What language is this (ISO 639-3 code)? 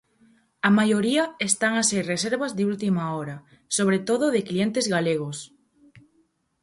glg